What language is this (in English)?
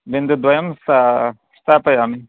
Sanskrit